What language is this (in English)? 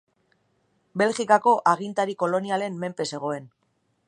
Basque